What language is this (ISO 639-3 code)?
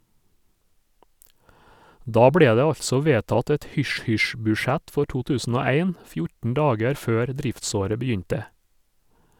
nor